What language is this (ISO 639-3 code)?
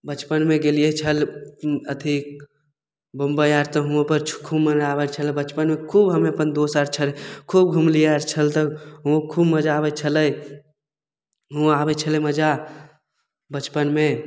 mai